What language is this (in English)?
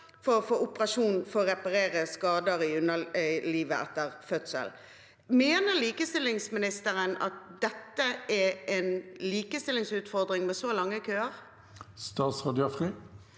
Norwegian